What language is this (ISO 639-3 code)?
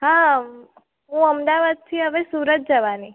guj